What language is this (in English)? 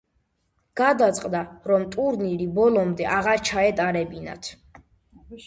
Georgian